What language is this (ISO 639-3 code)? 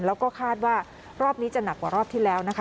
tha